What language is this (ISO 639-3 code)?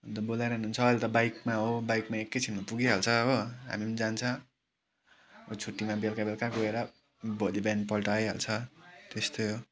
nep